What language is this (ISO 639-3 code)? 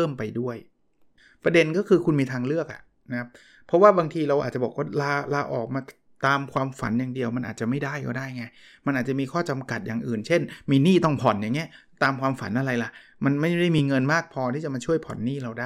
tha